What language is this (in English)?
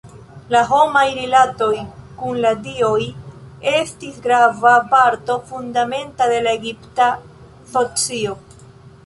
Esperanto